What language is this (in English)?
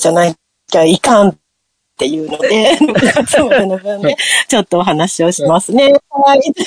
Japanese